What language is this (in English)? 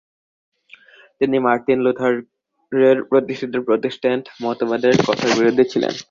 Bangla